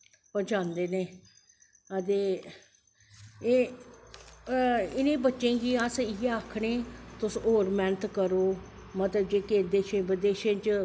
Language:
Dogri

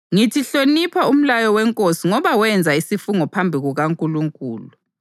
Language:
North Ndebele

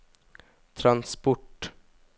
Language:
Norwegian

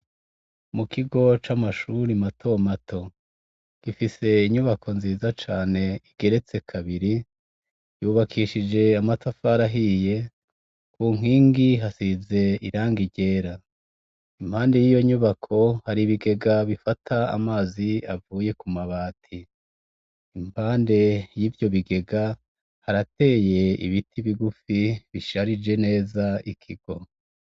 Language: Rundi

